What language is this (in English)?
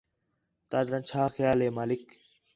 Khetrani